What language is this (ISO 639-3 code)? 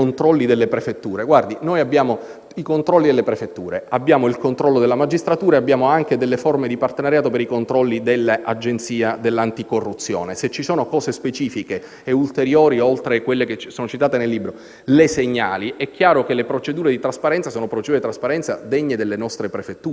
ita